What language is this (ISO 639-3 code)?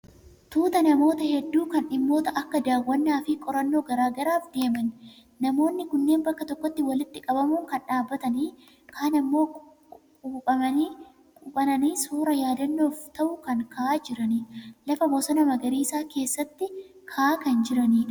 orm